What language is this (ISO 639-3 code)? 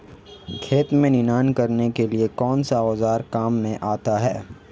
hin